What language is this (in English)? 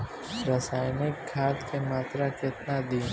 Bhojpuri